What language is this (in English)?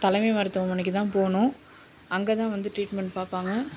Tamil